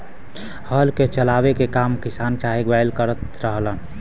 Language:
Bhojpuri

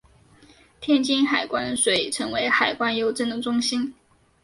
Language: Chinese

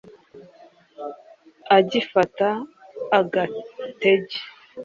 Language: Kinyarwanda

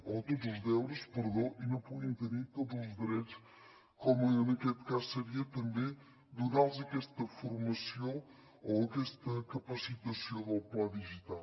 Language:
Catalan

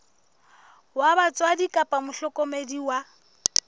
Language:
Southern Sotho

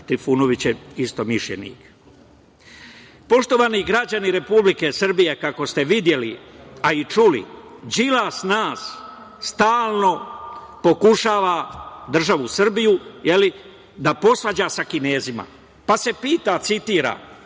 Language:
Serbian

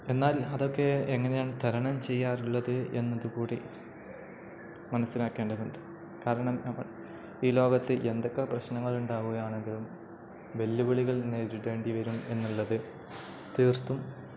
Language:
Malayalam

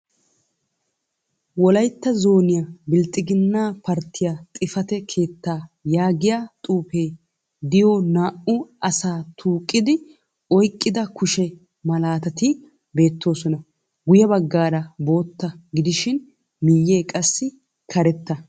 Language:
Wolaytta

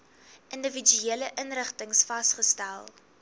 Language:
Afrikaans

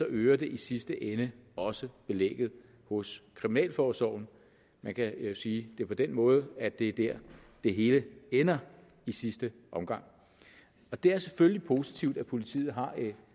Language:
Danish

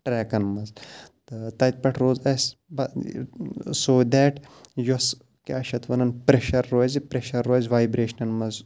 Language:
Kashmiri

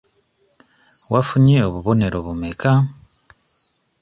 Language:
Ganda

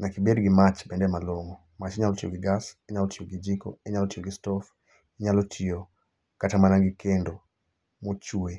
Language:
Luo (Kenya and Tanzania)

